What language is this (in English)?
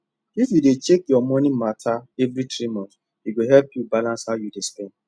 Nigerian Pidgin